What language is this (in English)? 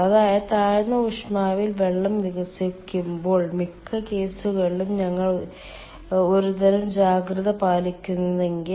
Malayalam